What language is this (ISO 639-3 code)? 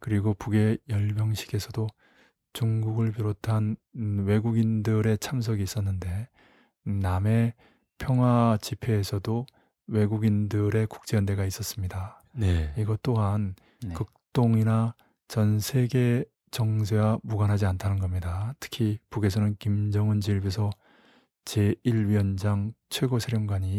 kor